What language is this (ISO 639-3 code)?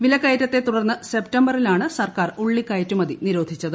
mal